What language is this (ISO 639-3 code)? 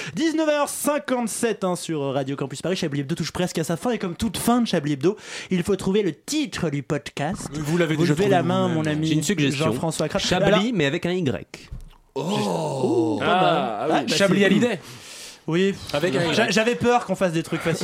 fra